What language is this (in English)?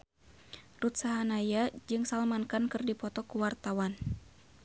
Sundanese